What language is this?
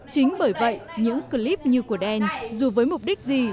Vietnamese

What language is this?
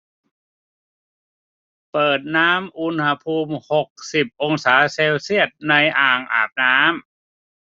Thai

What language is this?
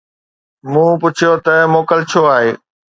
Sindhi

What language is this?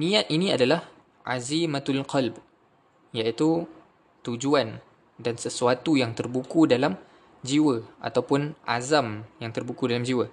Malay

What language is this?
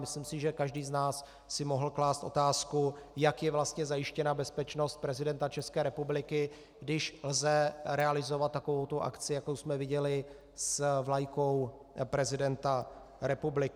Czech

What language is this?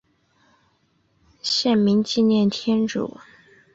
Chinese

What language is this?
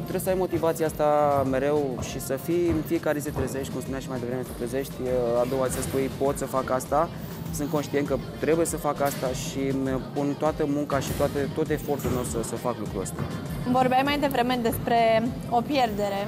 Romanian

